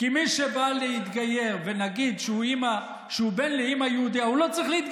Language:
Hebrew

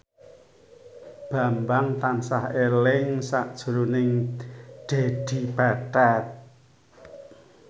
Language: Javanese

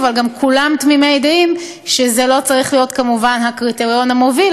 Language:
Hebrew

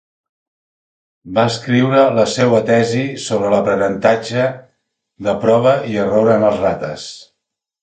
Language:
Catalan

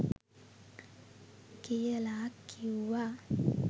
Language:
Sinhala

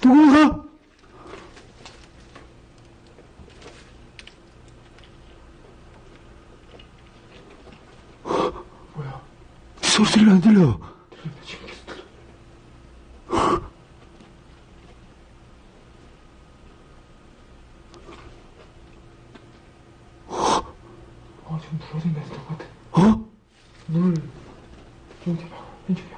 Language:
Korean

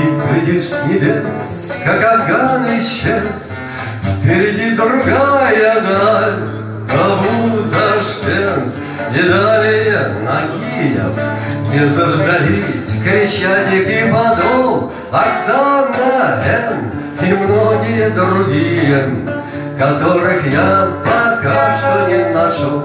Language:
Russian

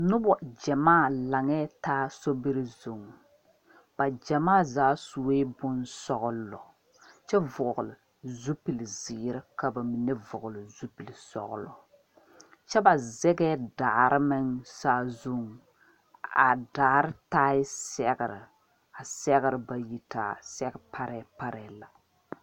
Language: Southern Dagaare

